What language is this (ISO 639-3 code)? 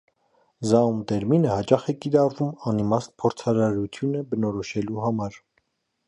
hye